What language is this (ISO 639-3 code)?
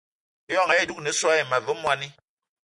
eto